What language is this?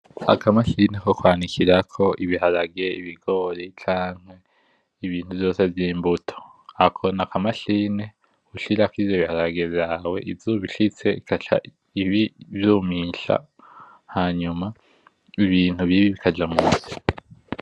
Rundi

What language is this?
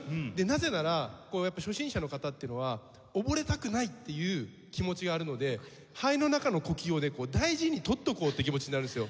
Japanese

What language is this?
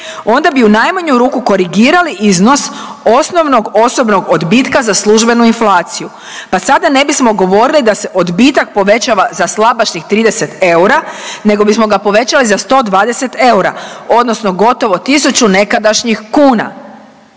Croatian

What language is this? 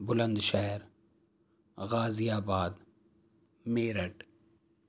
Urdu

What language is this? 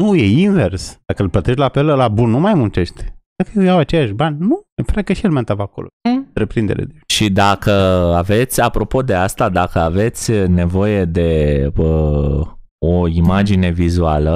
Romanian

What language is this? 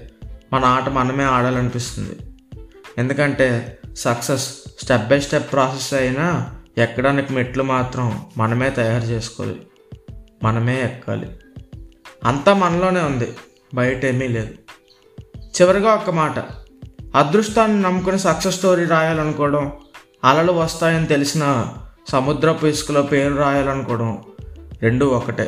Telugu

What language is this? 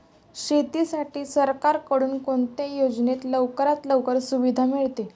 Marathi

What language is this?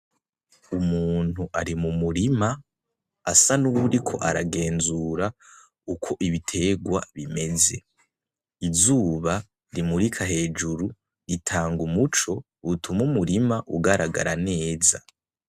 Rundi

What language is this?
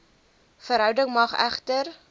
Afrikaans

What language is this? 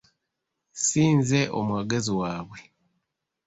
Ganda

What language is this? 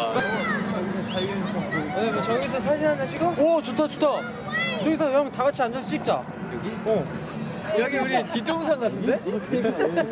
Korean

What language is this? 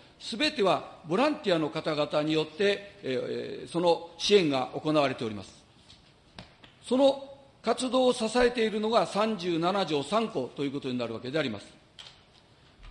Japanese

